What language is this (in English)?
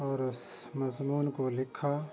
Urdu